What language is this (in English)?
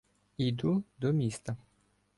Ukrainian